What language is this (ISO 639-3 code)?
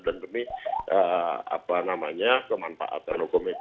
ind